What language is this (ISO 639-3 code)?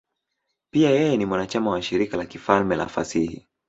swa